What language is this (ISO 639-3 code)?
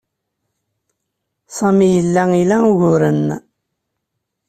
kab